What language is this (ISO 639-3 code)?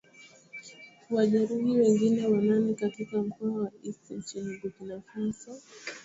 swa